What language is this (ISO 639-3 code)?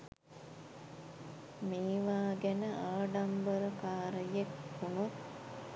sin